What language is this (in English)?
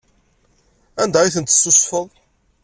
Kabyle